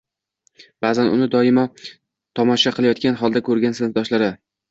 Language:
Uzbek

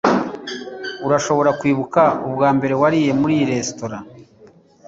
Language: Kinyarwanda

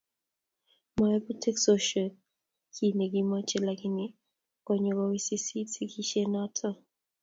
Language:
Kalenjin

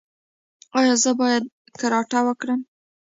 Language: Pashto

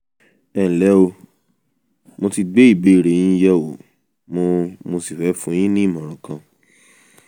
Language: Yoruba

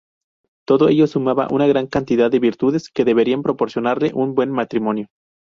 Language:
Spanish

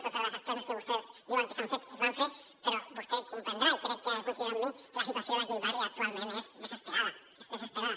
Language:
Catalan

